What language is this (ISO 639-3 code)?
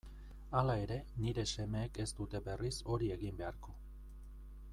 eus